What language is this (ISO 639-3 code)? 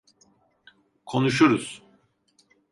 tur